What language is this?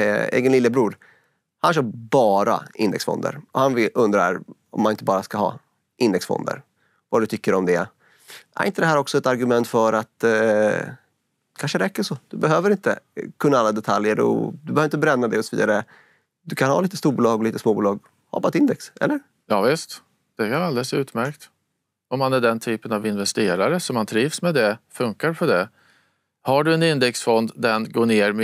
Swedish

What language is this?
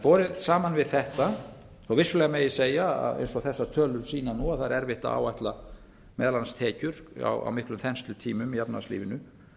Icelandic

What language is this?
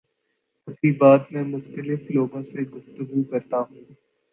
Urdu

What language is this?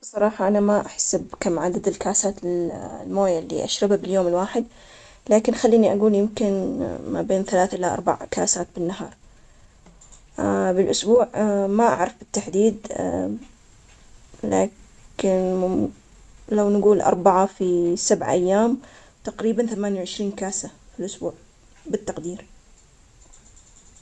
Omani Arabic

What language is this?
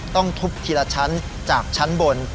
Thai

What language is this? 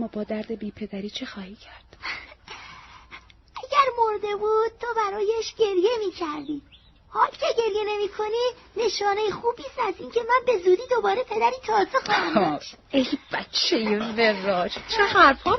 Persian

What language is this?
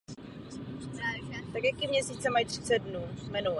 Czech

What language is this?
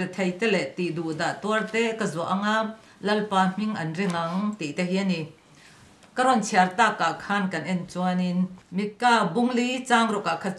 Thai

